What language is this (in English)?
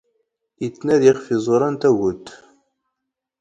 Standard Moroccan Tamazight